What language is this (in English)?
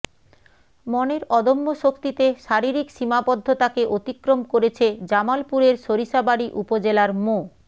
Bangla